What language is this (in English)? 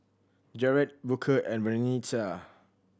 English